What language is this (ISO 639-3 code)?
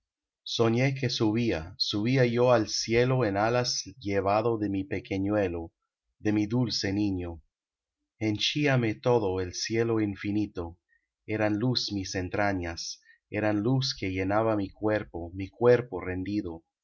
spa